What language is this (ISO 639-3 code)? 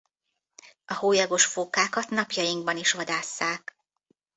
hun